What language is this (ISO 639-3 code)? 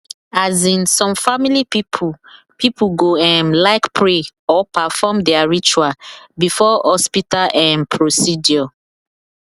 pcm